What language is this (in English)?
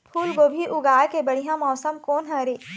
Chhattisgarhi